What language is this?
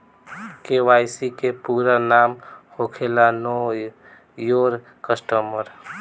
Bhojpuri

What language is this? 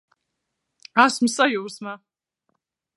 Latvian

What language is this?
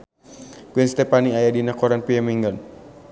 Sundanese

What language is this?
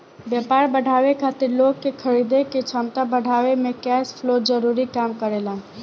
Bhojpuri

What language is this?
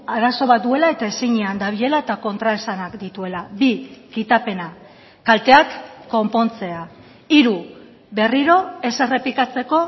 Basque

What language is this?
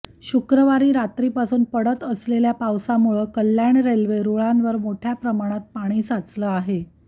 Marathi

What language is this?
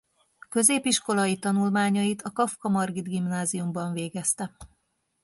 Hungarian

